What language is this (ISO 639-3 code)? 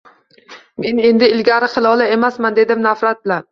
uzb